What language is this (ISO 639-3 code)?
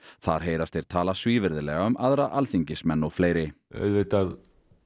isl